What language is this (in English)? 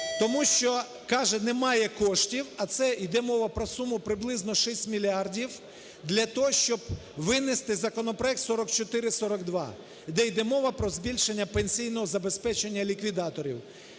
Ukrainian